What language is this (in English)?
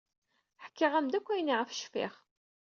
Kabyle